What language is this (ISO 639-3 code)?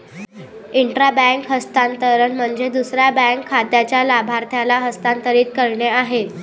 mar